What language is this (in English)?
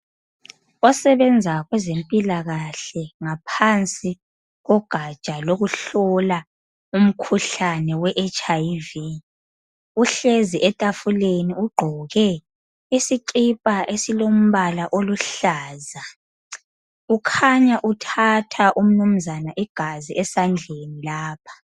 North Ndebele